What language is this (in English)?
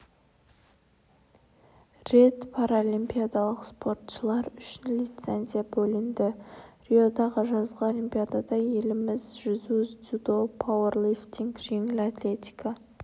Kazakh